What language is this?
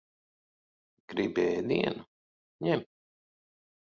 Latvian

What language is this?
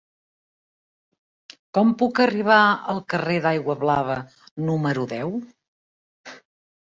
Catalan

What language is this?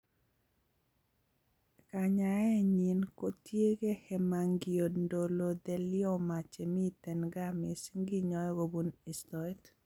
Kalenjin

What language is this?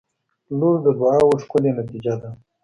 Pashto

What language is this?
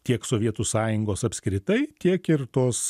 Lithuanian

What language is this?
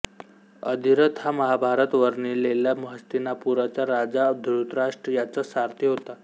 Marathi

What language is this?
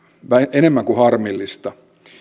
Finnish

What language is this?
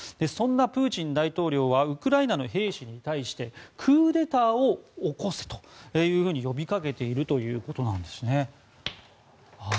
Japanese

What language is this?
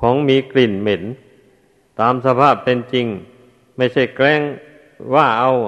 Thai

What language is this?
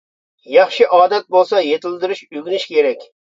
Uyghur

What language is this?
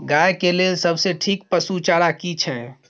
Maithili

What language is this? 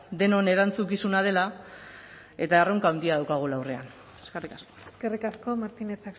Basque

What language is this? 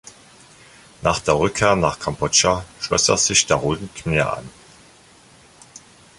German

